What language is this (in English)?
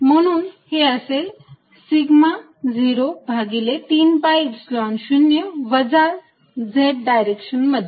Marathi